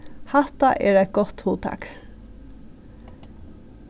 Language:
Faroese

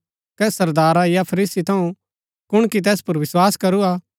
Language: Gaddi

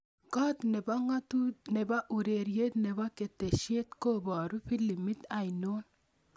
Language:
Kalenjin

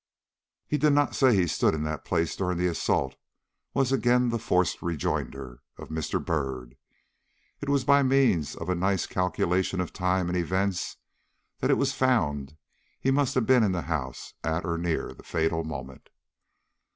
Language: English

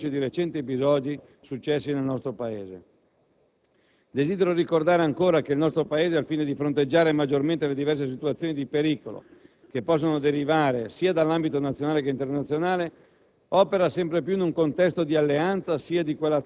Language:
Italian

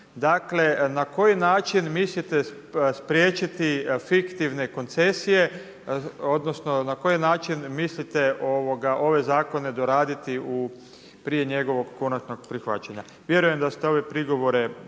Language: Croatian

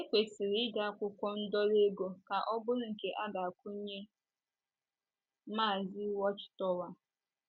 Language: Igbo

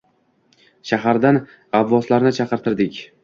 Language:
Uzbek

